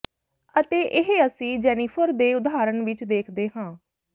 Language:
Punjabi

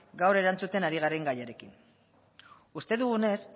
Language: Basque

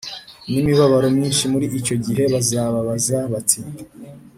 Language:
Kinyarwanda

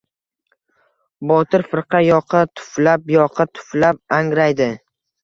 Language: Uzbek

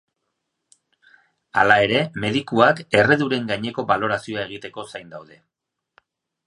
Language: Basque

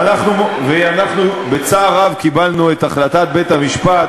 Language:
Hebrew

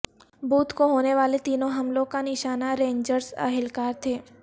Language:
Urdu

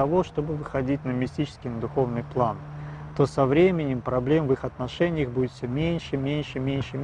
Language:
Russian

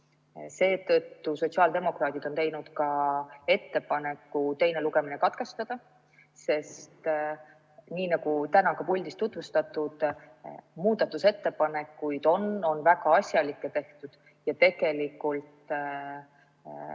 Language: Estonian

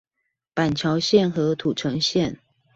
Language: Chinese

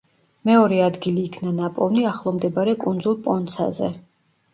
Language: Georgian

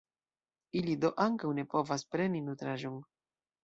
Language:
Esperanto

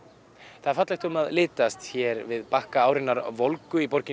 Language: Icelandic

